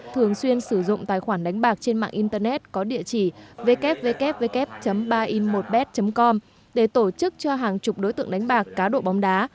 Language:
Vietnamese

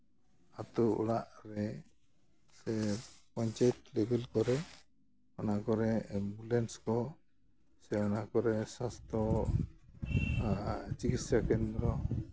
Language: Santali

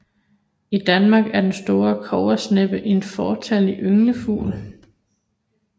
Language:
Danish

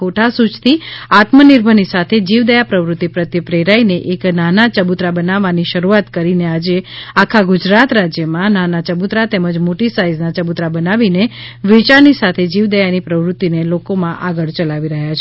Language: Gujarati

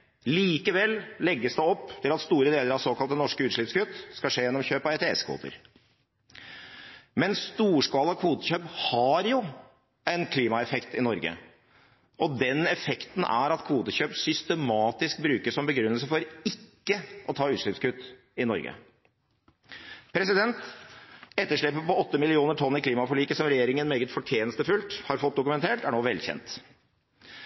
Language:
Norwegian Bokmål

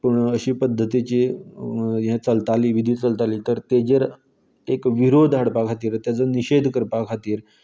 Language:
Konkani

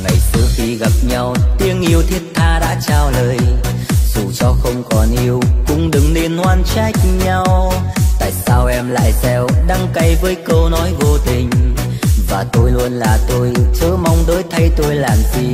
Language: Vietnamese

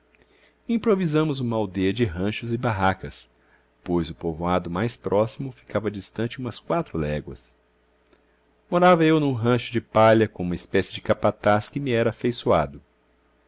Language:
Portuguese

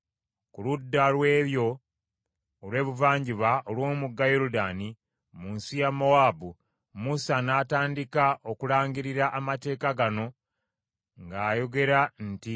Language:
Ganda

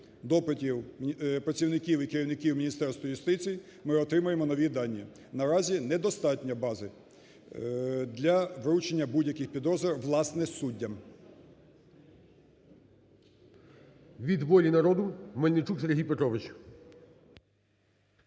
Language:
Ukrainian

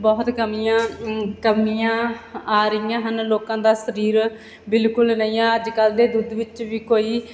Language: Punjabi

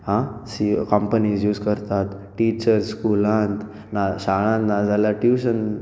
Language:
Konkani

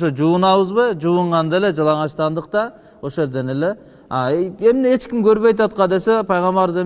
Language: Turkish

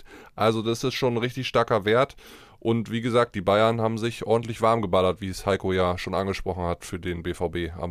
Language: German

